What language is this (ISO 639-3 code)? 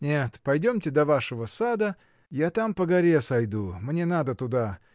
rus